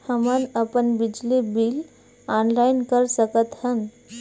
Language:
Chhattisgarhi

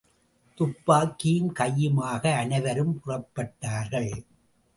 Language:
Tamil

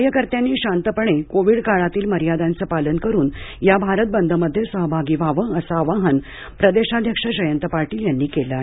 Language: Marathi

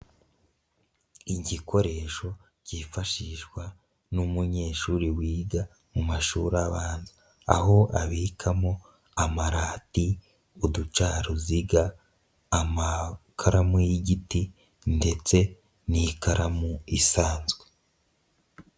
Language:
Kinyarwanda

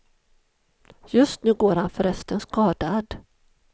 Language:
Swedish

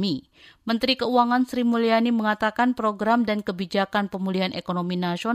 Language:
Indonesian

